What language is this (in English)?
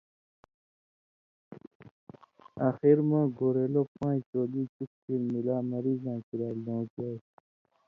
Indus Kohistani